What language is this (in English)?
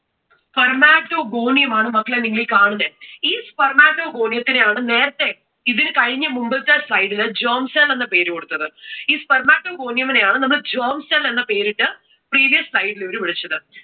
Malayalam